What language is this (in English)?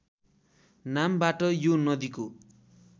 Nepali